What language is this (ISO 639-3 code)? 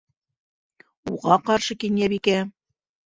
bak